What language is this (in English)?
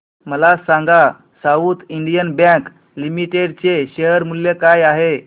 Marathi